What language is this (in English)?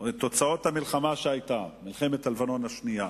Hebrew